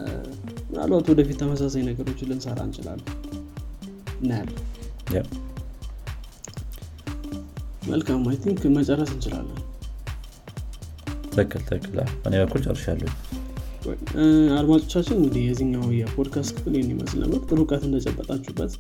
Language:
Amharic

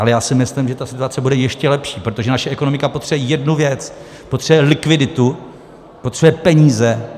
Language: Czech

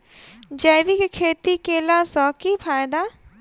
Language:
Maithili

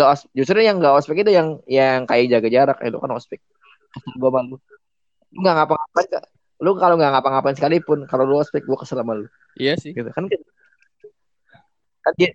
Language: Indonesian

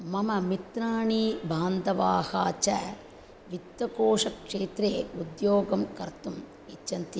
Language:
Sanskrit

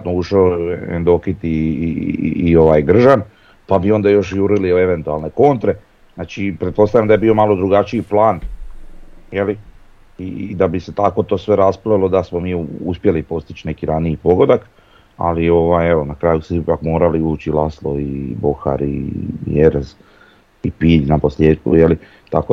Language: Croatian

